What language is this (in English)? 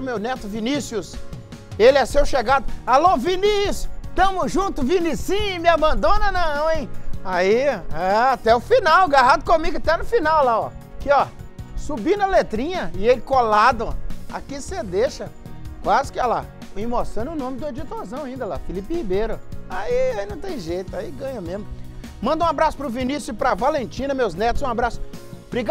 Portuguese